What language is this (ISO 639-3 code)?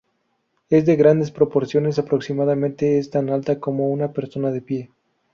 spa